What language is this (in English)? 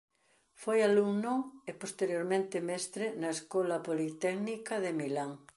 Galician